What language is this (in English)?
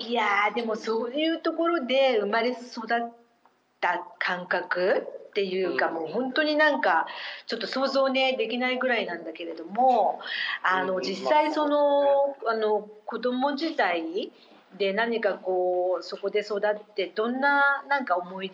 Japanese